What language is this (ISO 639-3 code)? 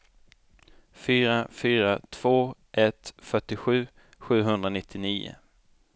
swe